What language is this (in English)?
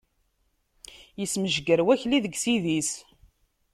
Kabyle